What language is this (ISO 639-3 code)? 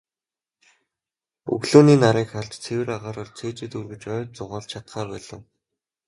mon